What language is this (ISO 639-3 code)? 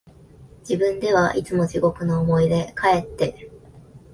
jpn